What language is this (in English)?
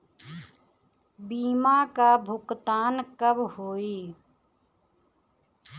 Bhojpuri